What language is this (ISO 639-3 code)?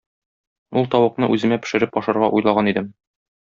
tat